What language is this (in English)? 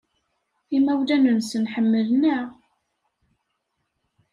Kabyle